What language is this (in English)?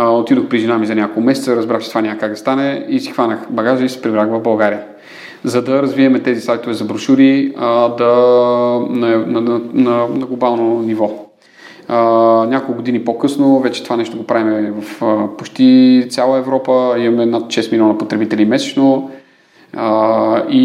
Bulgarian